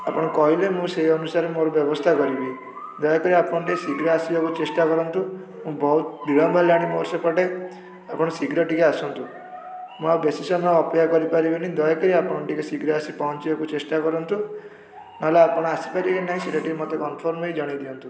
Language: Odia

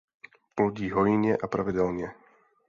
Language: Czech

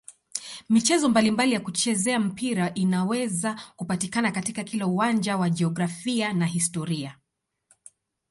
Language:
Swahili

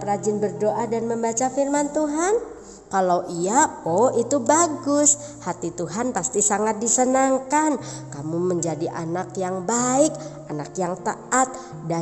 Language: Indonesian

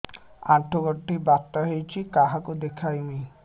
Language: Odia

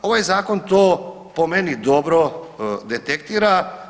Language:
Croatian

